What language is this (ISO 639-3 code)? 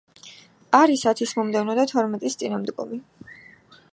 kat